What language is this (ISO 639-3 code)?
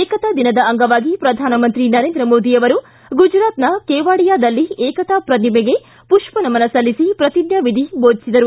kan